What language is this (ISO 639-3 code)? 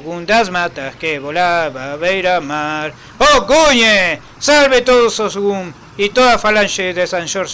spa